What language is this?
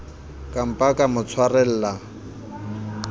Southern Sotho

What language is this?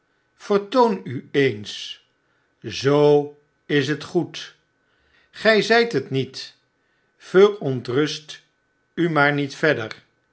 Dutch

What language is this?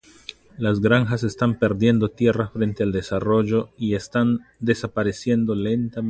Spanish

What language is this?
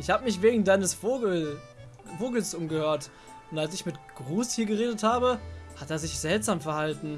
German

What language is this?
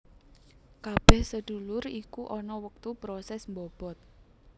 Javanese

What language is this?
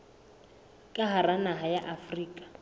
Southern Sotho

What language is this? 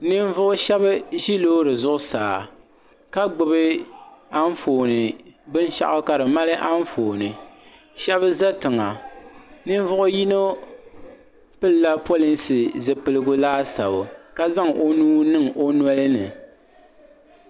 Dagbani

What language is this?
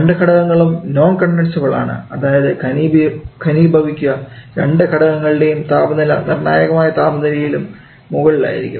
Malayalam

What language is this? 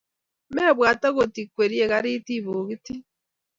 Kalenjin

